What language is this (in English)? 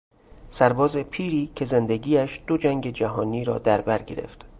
Persian